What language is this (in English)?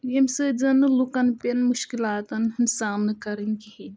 Kashmiri